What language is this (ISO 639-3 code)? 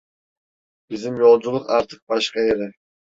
tur